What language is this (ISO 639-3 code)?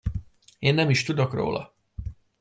hun